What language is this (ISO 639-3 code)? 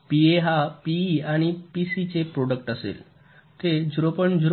mar